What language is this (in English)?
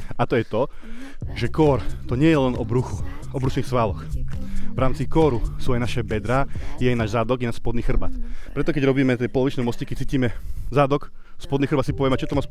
Slovak